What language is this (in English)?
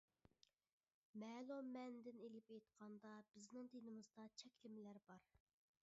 Uyghur